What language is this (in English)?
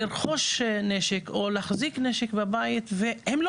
Hebrew